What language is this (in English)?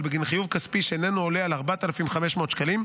Hebrew